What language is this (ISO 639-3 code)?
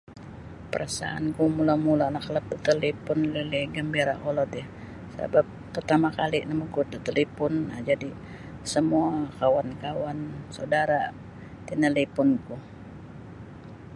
bsy